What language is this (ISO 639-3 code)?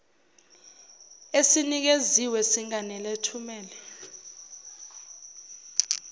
zul